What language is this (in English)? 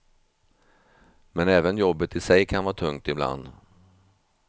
Swedish